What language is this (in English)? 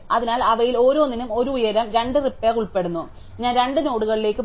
Malayalam